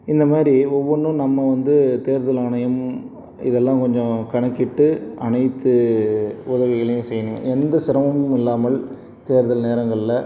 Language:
Tamil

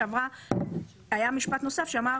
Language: Hebrew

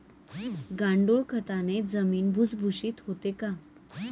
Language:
Marathi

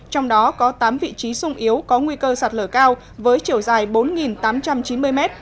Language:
Vietnamese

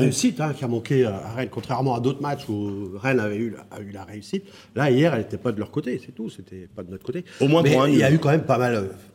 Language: French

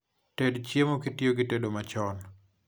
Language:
Luo (Kenya and Tanzania)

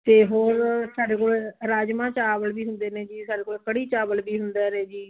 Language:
Punjabi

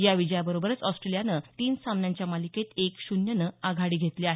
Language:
Marathi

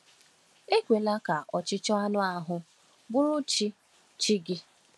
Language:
Igbo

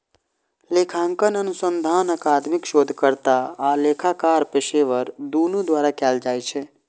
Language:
Maithili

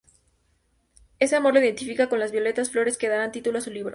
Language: Spanish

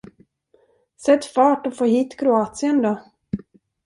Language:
Swedish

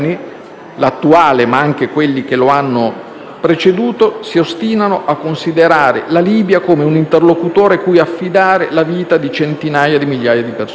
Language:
Italian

